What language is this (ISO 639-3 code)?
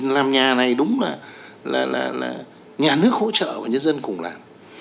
vie